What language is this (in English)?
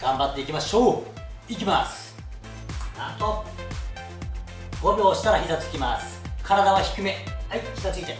Japanese